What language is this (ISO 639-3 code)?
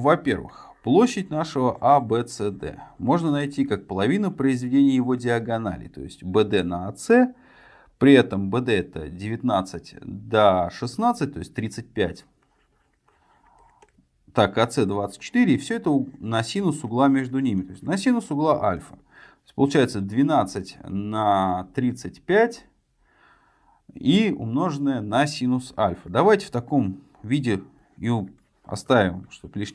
rus